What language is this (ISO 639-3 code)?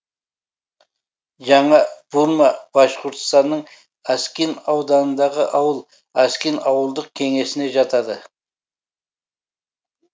kaz